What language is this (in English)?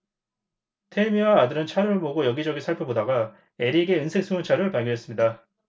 Korean